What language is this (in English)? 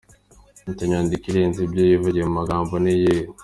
Kinyarwanda